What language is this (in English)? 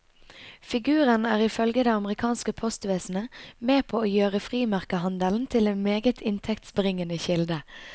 Norwegian